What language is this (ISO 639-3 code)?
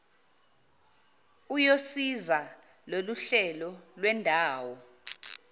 zul